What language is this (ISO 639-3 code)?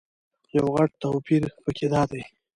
pus